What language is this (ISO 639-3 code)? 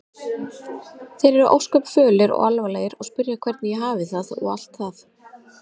isl